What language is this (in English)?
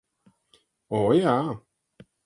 Latvian